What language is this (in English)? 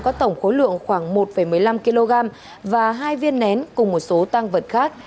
Vietnamese